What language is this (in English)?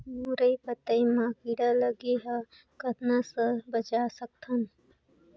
Chhattisgarhi